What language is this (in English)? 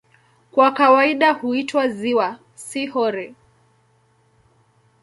Swahili